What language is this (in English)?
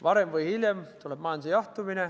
Estonian